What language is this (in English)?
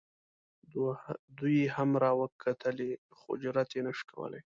Pashto